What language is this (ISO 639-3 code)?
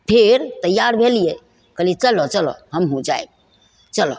mai